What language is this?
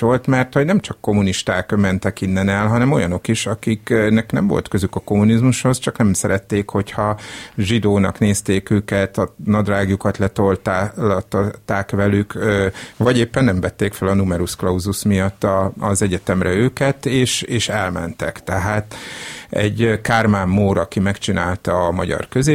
Hungarian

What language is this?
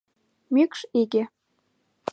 Mari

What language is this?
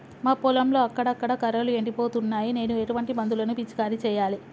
Telugu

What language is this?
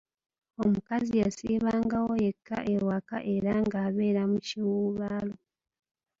Ganda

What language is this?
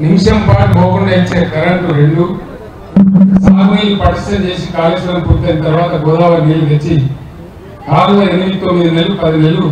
Telugu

